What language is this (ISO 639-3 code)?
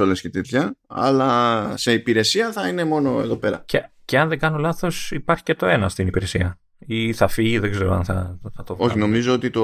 ell